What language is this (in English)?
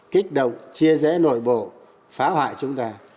Vietnamese